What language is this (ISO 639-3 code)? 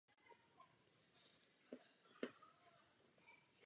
ces